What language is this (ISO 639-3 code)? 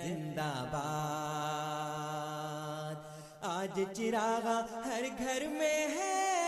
urd